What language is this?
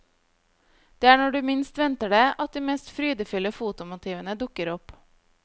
Norwegian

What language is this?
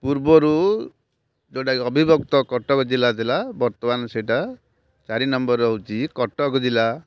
Odia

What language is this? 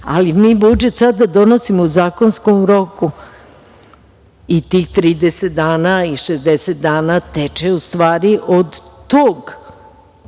Serbian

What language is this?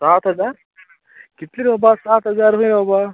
Konkani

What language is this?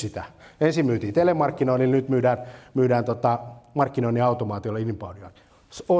Finnish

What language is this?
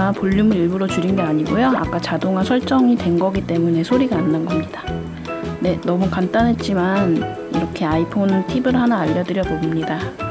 Korean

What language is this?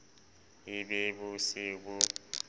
Southern Sotho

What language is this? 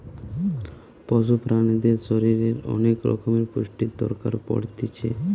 Bangla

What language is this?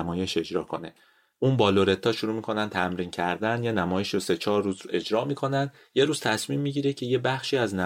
Persian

